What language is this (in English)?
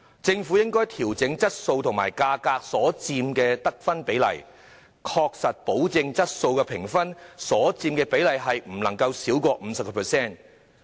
Cantonese